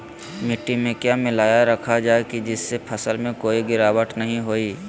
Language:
Magahi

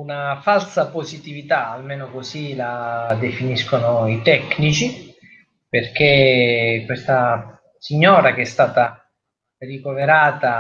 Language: Italian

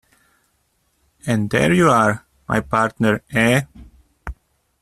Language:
English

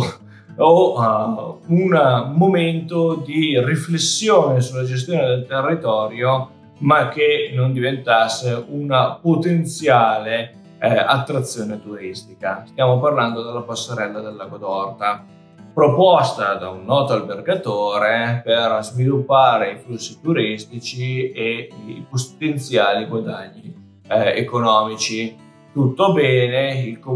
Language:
Italian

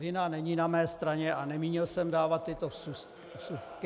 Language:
Czech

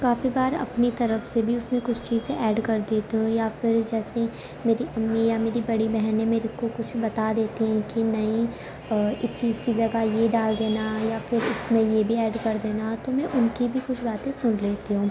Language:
Urdu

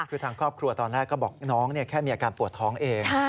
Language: Thai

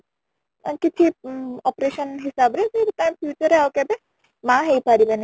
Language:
Odia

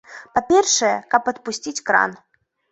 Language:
Belarusian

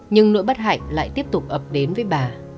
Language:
Vietnamese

